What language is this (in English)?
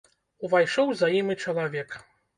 Belarusian